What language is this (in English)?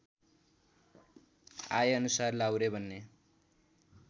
Nepali